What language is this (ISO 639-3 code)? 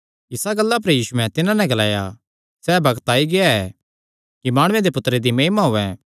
xnr